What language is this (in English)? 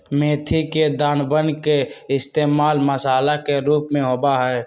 Magahi